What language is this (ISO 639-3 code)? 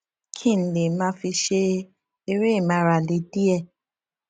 yor